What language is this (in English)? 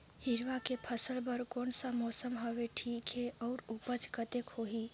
Chhattisgarhi